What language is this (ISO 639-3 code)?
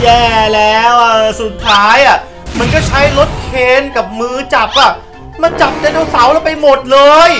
tha